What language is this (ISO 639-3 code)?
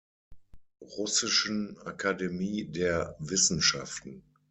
deu